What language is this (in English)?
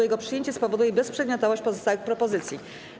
Polish